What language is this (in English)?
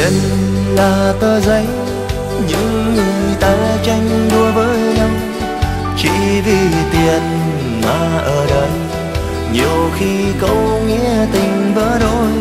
Vietnamese